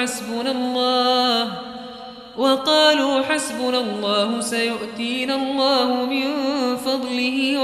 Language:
Arabic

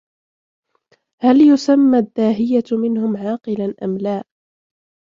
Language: Arabic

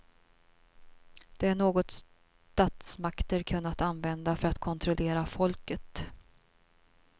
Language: Swedish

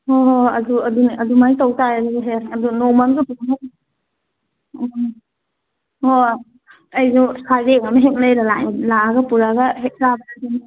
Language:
Manipuri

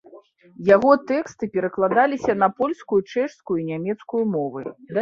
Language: Belarusian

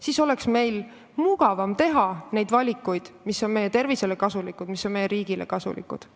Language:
Estonian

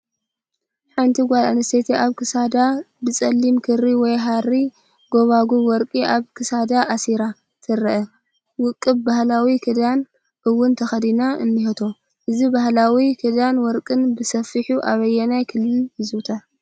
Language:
Tigrinya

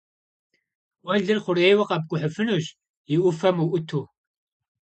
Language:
Kabardian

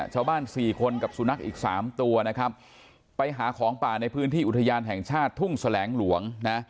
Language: Thai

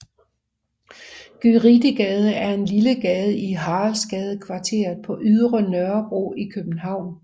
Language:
Danish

